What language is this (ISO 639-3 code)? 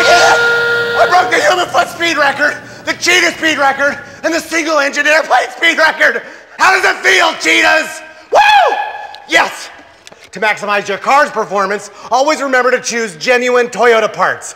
eng